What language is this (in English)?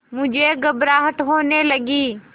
Hindi